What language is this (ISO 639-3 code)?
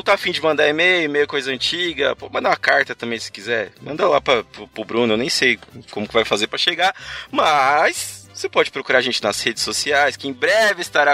por